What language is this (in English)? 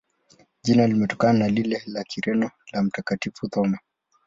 Swahili